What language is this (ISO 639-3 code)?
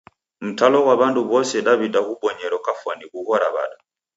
dav